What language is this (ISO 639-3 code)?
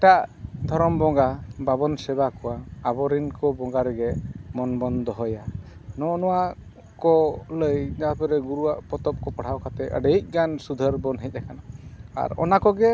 sat